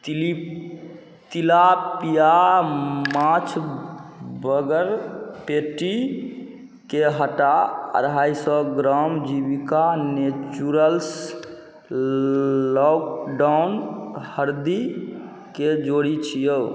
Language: Maithili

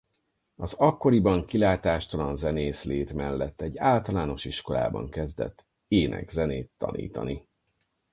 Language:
Hungarian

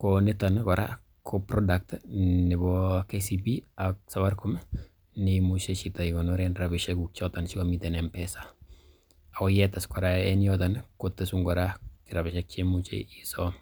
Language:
Kalenjin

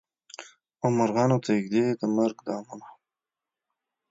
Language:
Pashto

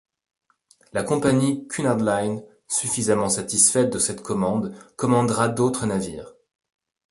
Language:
French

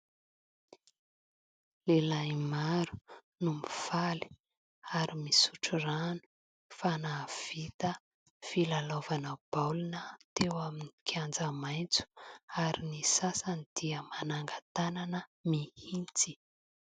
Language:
Malagasy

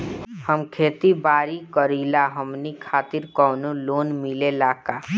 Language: Bhojpuri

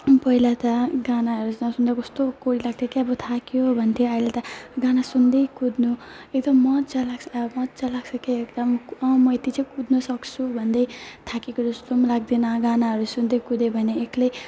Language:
Nepali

